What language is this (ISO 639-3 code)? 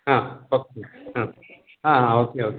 kok